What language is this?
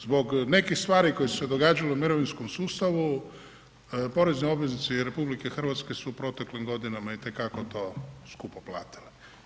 Croatian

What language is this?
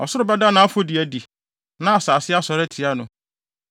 Akan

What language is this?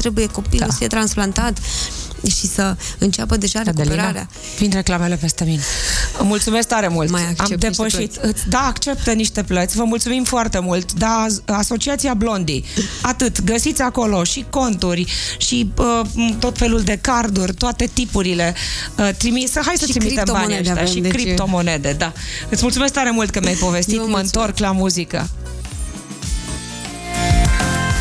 Romanian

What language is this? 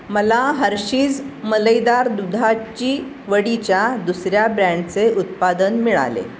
Marathi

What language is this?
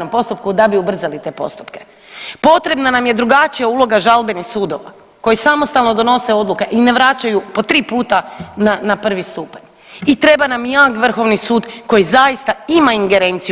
Croatian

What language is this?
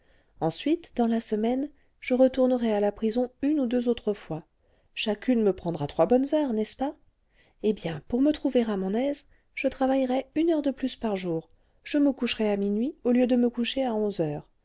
French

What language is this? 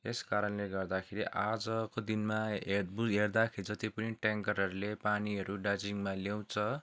Nepali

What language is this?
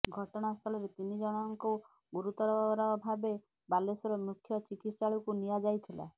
Odia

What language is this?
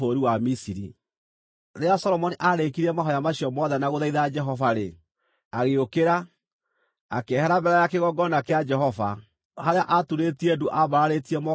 Kikuyu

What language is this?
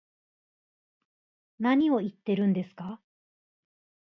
Japanese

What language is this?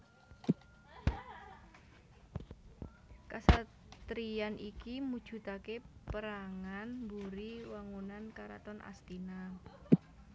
Javanese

